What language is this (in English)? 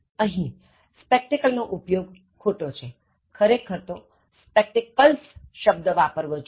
Gujarati